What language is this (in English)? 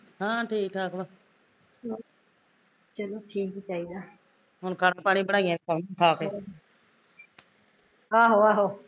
Punjabi